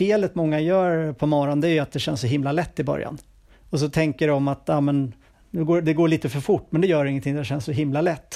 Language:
Swedish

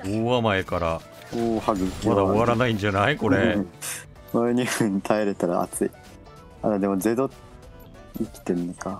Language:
Japanese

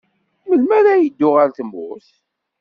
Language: Kabyle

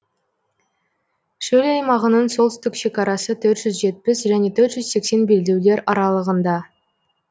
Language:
Kazakh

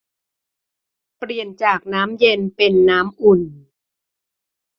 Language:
Thai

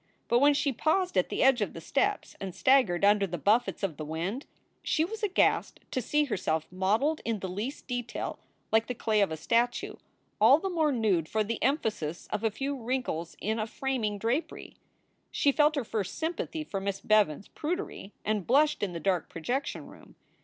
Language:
English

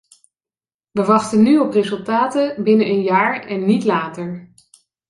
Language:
Dutch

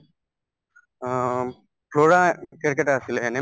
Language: Assamese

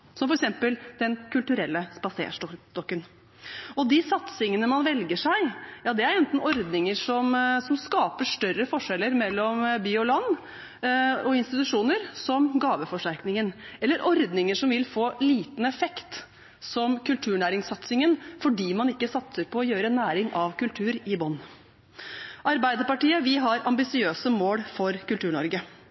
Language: Norwegian Bokmål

